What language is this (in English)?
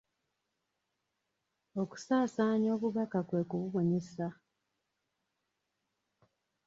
Ganda